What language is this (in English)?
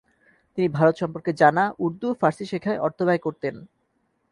Bangla